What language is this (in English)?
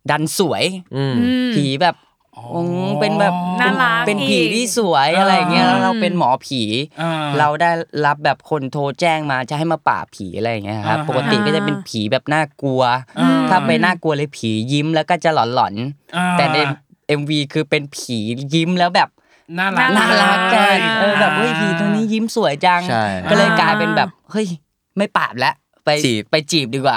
Thai